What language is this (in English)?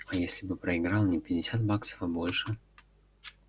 Russian